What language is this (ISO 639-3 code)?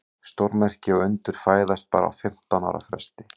isl